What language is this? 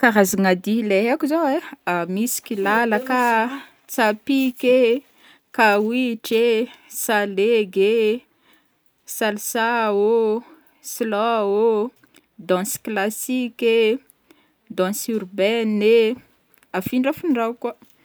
Northern Betsimisaraka Malagasy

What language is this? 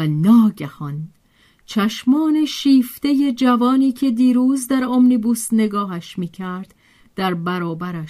Persian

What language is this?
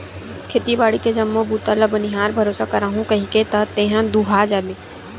Chhattisgarhi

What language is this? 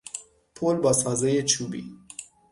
Persian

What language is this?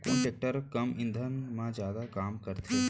Chhattisgarhi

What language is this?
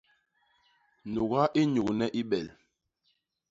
Basaa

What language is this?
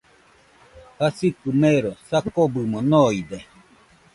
Nüpode Huitoto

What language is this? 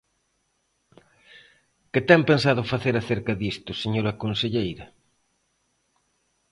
Galician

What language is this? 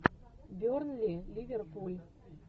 Russian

